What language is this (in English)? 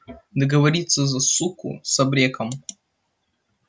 Russian